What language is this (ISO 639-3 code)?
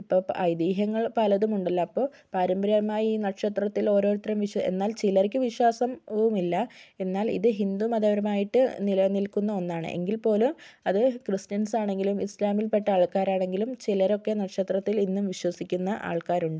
mal